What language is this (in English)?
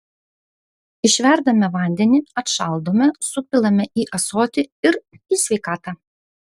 Lithuanian